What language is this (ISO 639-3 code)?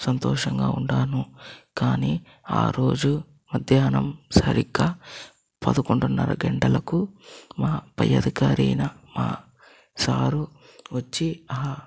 tel